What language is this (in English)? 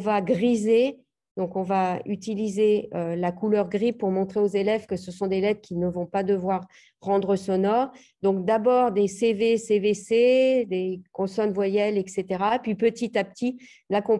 French